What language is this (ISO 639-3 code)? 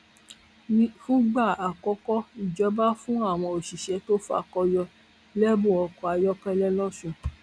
yor